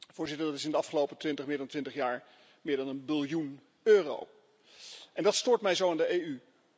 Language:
Dutch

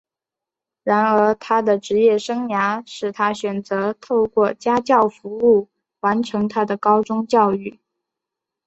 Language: Chinese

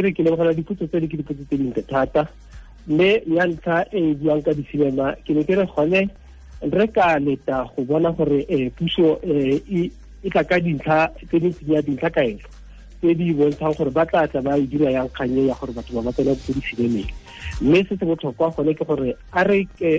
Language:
Croatian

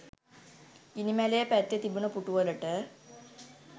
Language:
Sinhala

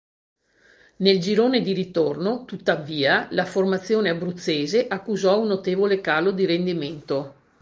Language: Italian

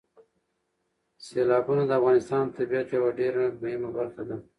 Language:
Pashto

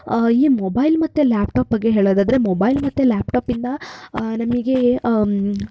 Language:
Kannada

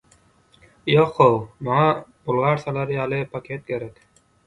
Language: Turkmen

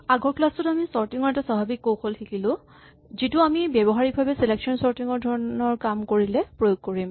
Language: Assamese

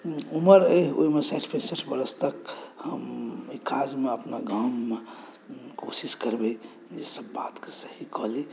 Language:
Maithili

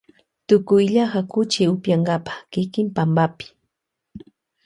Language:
Loja Highland Quichua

